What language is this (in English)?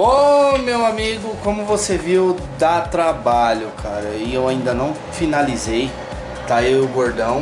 Portuguese